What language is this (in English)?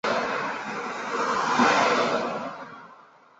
Chinese